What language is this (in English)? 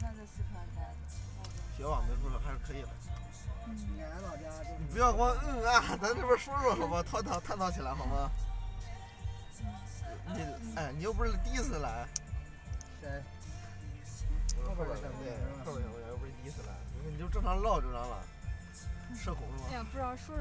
Chinese